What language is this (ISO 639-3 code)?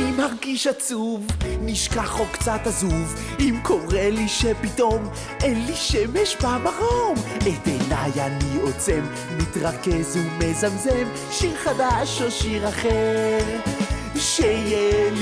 heb